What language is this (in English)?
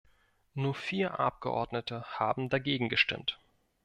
German